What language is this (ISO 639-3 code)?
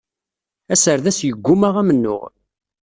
kab